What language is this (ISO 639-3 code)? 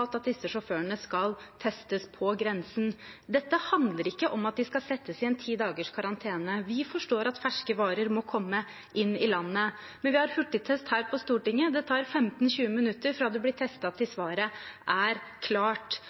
nob